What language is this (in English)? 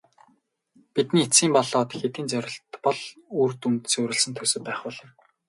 Mongolian